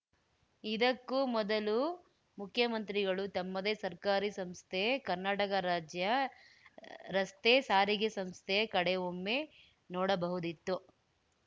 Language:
Kannada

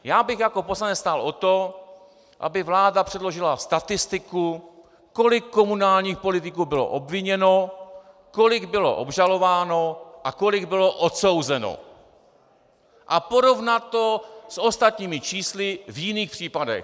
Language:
Czech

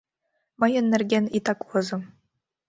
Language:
Mari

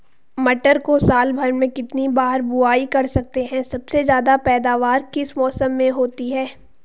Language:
Hindi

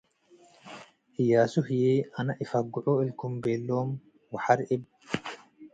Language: Tigre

